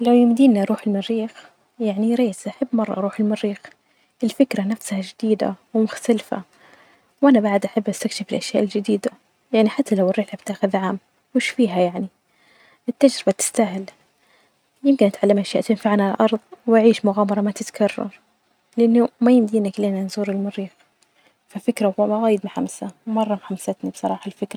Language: Najdi Arabic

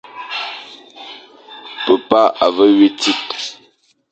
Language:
Fang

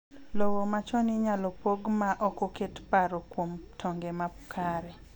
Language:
Luo (Kenya and Tanzania)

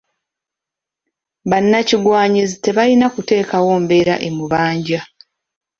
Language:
Ganda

